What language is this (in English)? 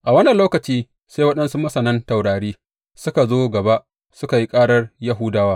Hausa